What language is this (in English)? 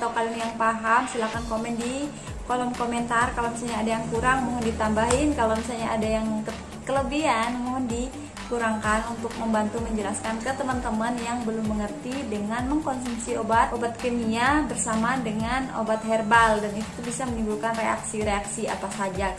Indonesian